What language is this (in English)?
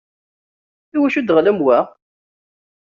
Kabyle